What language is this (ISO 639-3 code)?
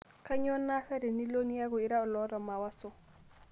mas